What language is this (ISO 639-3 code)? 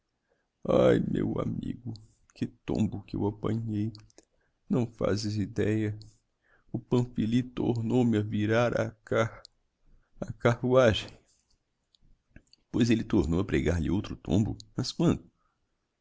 por